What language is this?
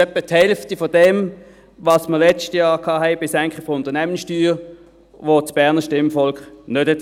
Swiss German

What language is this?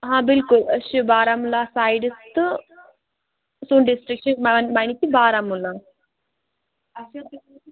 Kashmiri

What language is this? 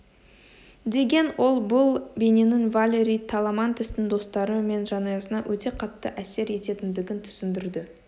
Kazakh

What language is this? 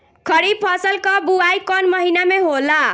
Bhojpuri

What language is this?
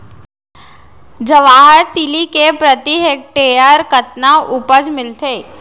Chhattisgarhi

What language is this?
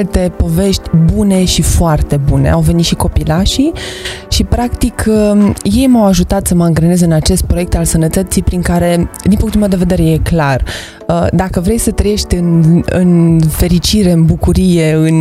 Romanian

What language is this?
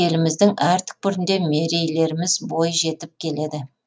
Kazakh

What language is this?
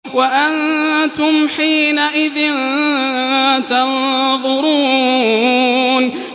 Arabic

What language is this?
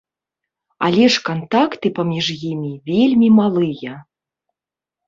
Belarusian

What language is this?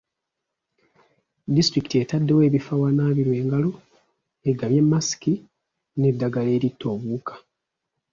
Ganda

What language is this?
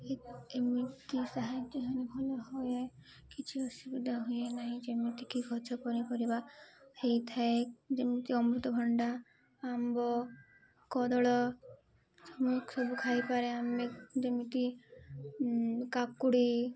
Odia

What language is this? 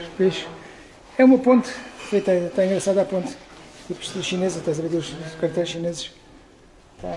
Portuguese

